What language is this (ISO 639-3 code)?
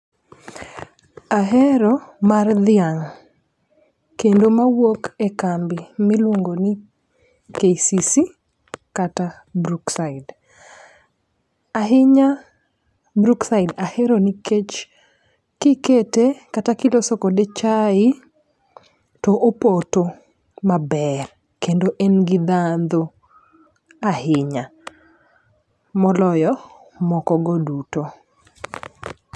luo